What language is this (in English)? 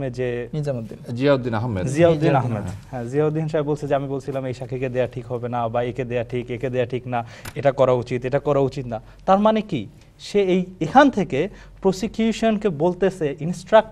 Bangla